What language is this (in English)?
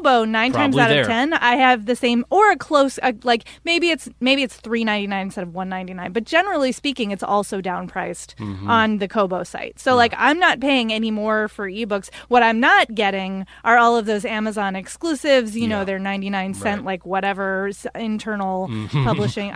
English